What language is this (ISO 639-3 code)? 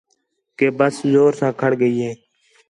xhe